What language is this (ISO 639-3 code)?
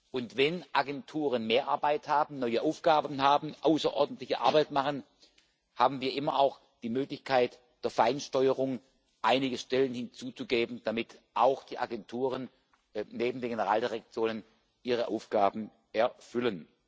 deu